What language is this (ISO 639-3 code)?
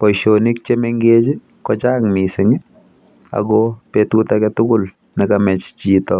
kln